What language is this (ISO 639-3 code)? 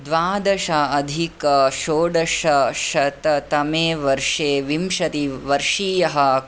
san